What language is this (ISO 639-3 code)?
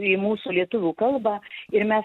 lit